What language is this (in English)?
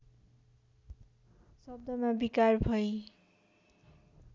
Nepali